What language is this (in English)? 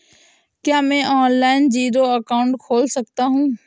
Hindi